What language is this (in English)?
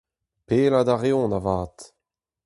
Breton